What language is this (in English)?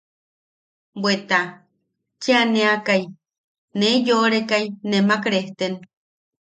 Yaqui